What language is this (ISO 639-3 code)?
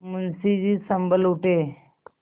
hin